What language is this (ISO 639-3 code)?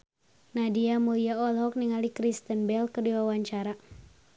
sun